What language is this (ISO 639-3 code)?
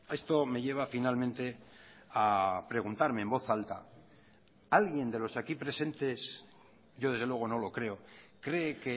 spa